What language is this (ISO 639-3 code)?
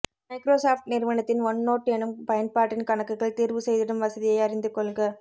tam